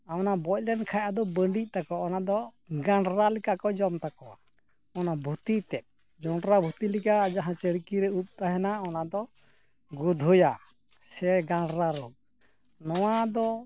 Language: Santali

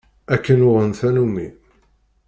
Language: Kabyle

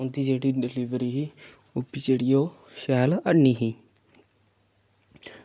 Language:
Dogri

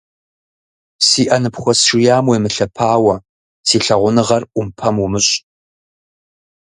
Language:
Kabardian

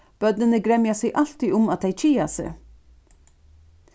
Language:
Faroese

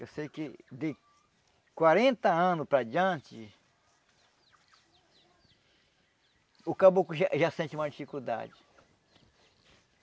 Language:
Portuguese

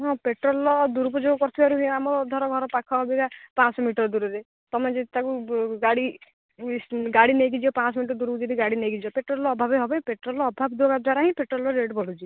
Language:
Odia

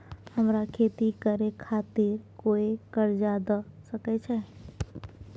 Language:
Maithili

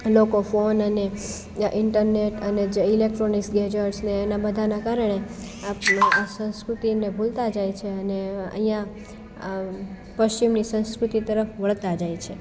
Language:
Gujarati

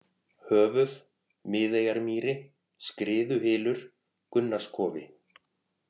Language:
Icelandic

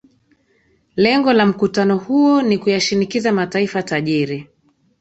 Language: Swahili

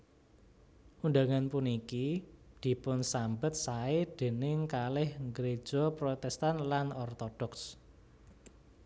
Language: Javanese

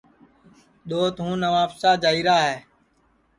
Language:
Sansi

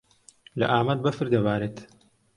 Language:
Central Kurdish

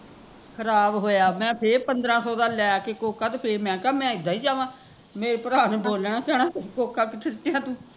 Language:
Punjabi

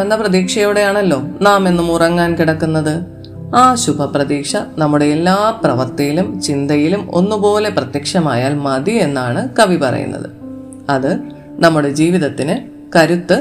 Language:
Malayalam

